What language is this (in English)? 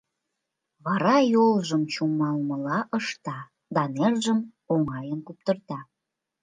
Mari